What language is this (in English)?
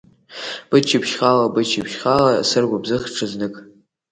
Abkhazian